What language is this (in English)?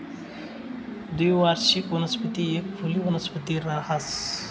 Marathi